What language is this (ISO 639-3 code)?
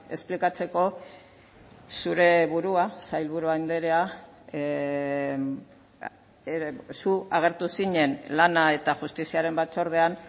eus